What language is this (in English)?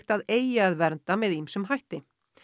Icelandic